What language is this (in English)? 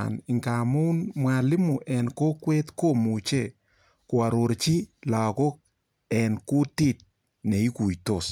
Kalenjin